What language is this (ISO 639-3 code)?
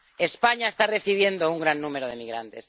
spa